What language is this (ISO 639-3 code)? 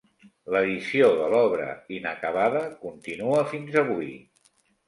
cat